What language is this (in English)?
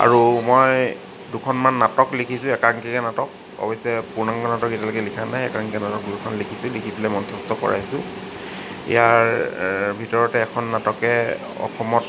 Assamese